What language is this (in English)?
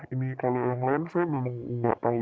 Indonesian